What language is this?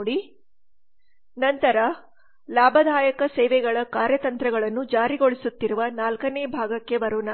Kannada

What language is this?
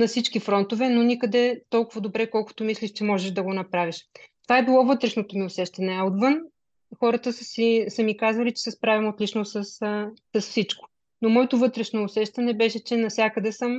Bulgarian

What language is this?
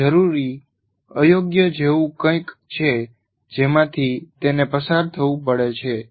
Gujarati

